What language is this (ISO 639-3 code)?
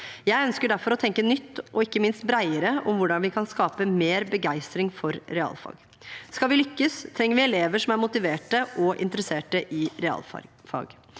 nor